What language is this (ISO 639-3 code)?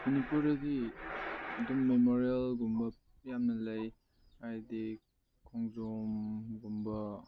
mni